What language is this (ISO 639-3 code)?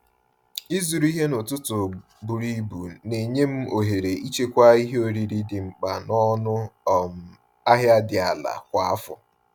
ibo